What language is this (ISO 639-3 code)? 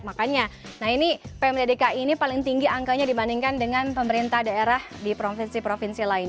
ind